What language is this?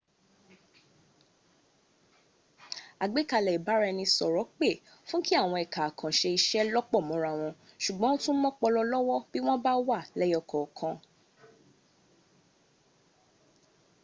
Yoruba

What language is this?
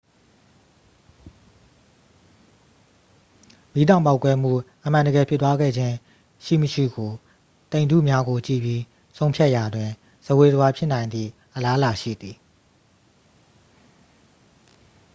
Burmese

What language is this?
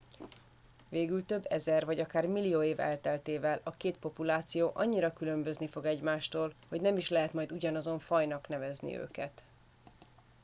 Hungarian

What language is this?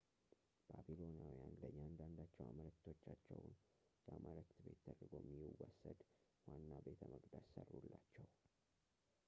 Amharic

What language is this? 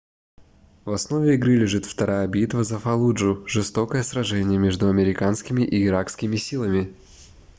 Russian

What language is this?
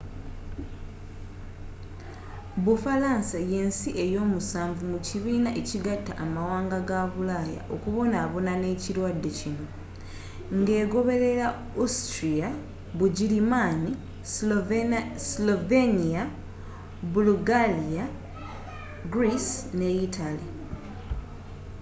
Ganda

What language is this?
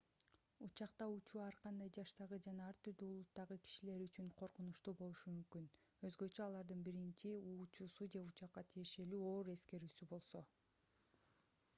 Kyrgyz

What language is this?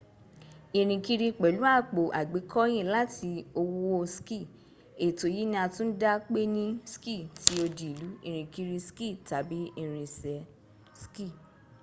Yoruba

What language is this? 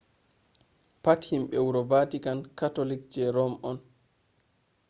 Fula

